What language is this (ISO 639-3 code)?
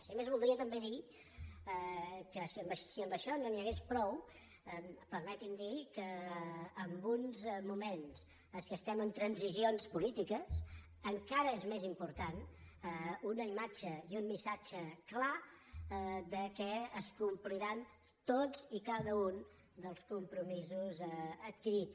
cat